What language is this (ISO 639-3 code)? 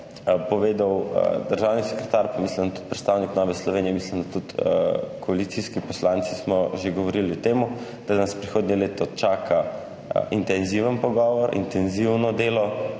slv